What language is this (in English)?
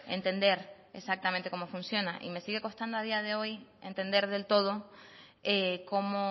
Spanish